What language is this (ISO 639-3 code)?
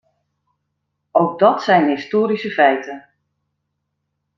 nld